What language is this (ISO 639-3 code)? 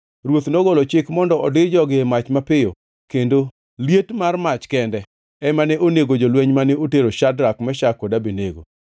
luo